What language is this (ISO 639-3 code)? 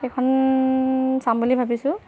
asm